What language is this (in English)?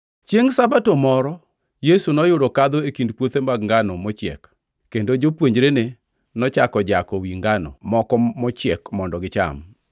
Luo (Kenya and Tanzania)